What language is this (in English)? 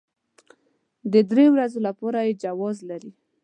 Pashto